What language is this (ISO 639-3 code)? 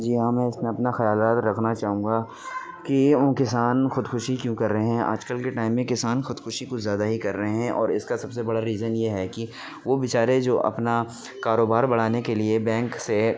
urd